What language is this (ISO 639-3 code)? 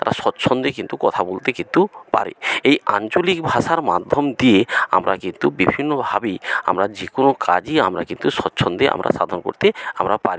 ben